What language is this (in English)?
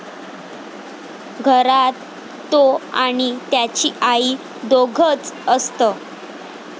Marathi